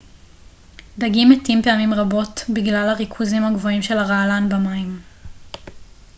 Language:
Hebrew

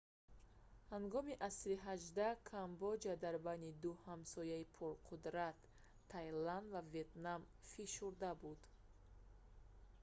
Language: Tajik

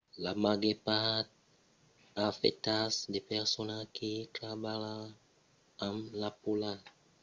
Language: Occitan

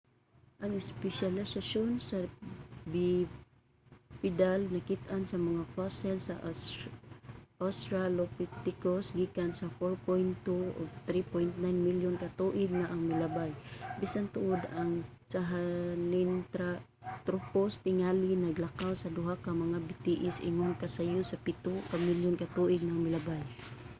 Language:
Cebuano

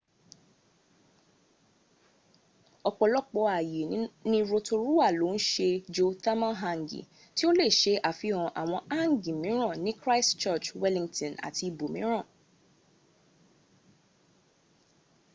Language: Yoruba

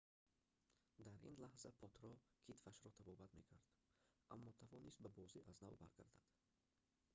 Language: Tajik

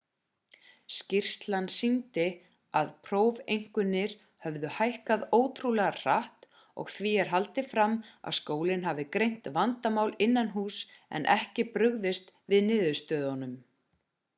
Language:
Icelandic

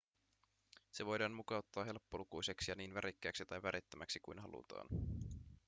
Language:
Finnish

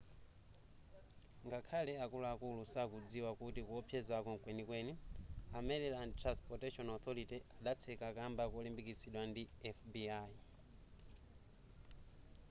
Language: Nyanja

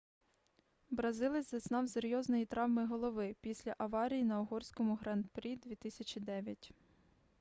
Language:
Ukrainian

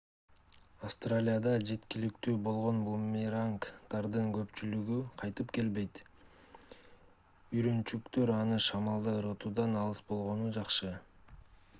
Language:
Kyrgyz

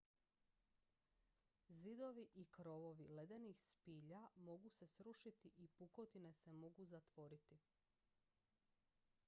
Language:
Croatian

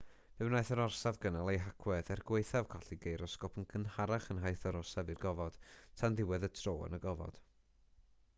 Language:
Welsh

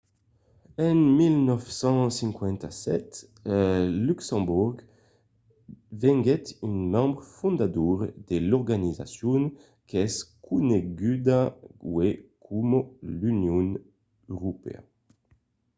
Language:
Occitan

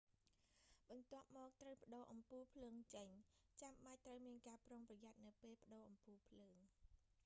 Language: Khmer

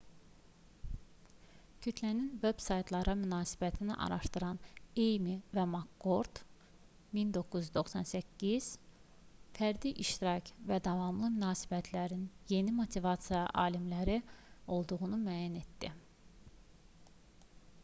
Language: Azerbaijani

